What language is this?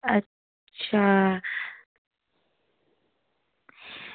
Dogri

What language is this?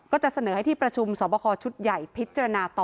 Thai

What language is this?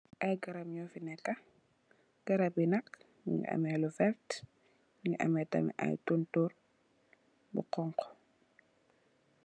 Wolof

